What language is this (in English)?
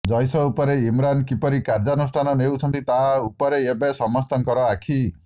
Odia